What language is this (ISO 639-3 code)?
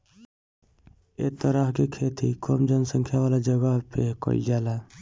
bho